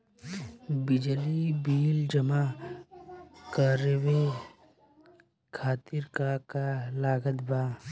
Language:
Bhojpuri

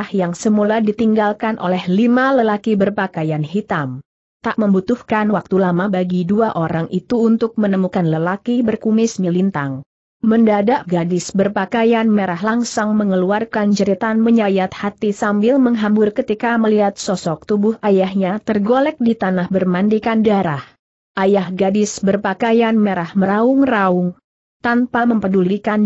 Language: Indonesian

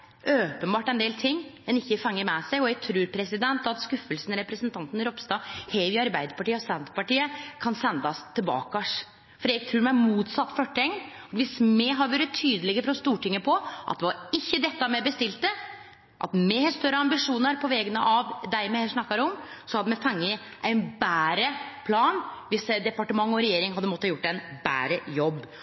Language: Norwegian Nynorsk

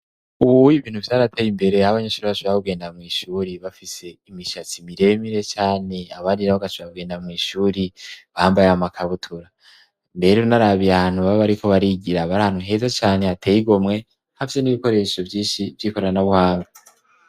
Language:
Rundi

